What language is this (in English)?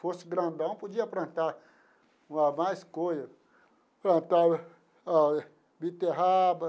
Portuguese